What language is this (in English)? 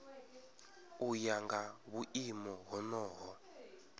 Venda